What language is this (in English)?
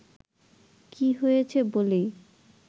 Bangla